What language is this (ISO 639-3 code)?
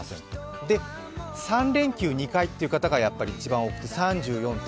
jpn